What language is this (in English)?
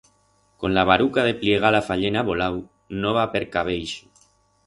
Aragonese